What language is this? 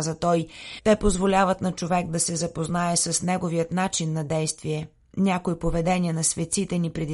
Bulgarian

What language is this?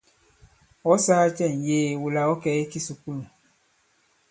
Bankon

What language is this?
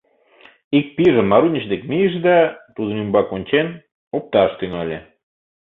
Mari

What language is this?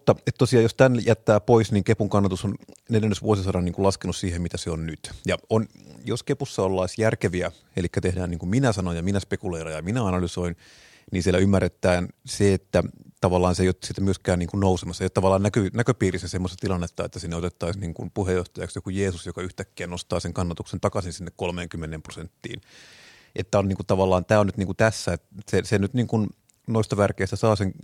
Finnish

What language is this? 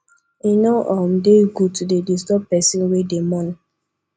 Nigerian Pidgin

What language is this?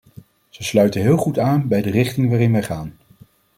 Dutch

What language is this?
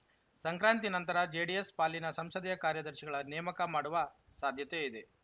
Kannada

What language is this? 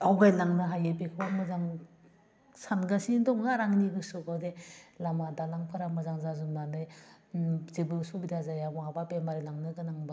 Bodo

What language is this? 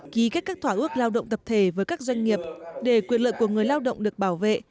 Vietnamese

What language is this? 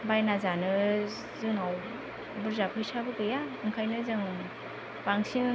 Bodo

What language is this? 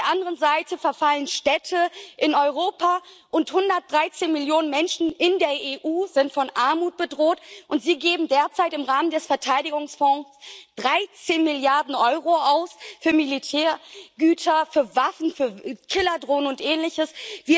German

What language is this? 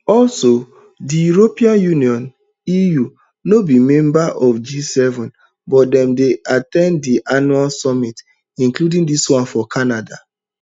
Nigerian Pidgin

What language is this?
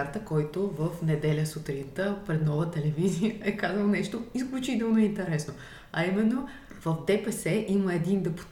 Bulgarian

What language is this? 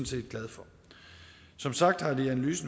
Danish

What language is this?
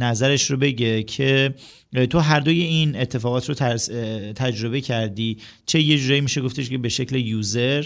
Persian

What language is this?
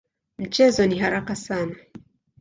Swahili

